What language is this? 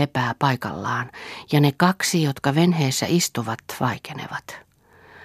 Finnish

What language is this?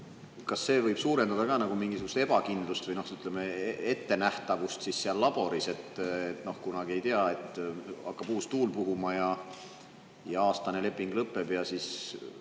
Estonian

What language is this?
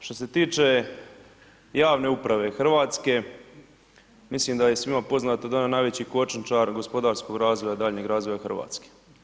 Croatian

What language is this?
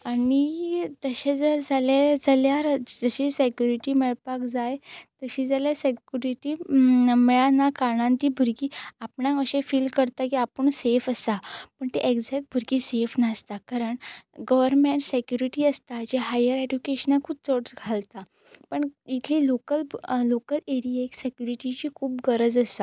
Konkani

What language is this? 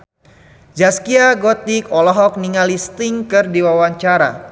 Sundanese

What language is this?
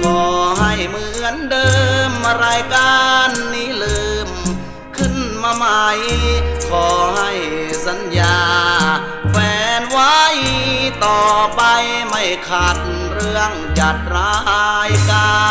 Thai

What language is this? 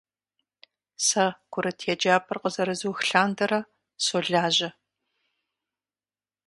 Kabardian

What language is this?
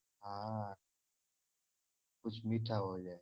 Gujarati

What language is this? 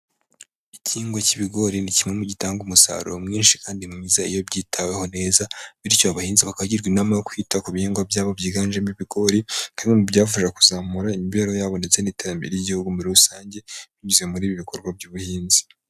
Kinyarwanda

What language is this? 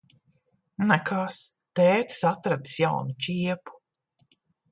Latvian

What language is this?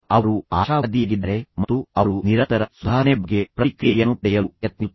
Kannada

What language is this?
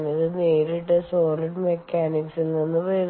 Malayalam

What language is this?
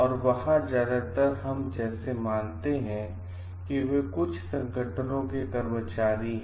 Hindi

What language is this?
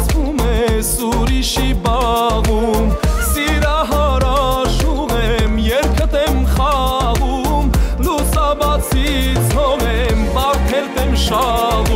Arabic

